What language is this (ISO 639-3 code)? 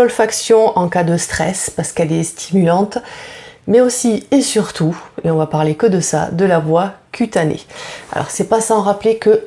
fra